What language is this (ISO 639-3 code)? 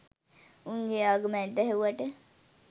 sin